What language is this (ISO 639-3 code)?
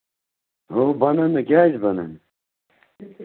kas